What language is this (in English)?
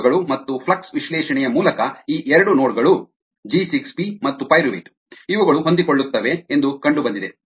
Kannada